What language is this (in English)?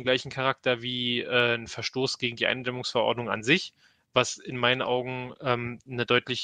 German